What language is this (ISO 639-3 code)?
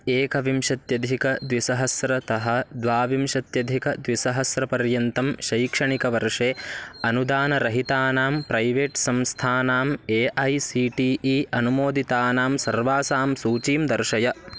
san